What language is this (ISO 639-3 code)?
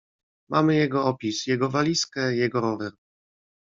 pol